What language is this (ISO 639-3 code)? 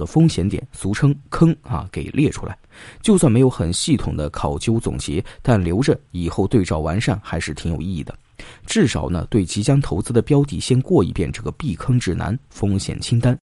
zho